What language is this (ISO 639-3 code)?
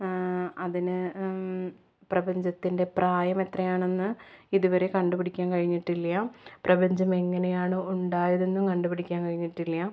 mal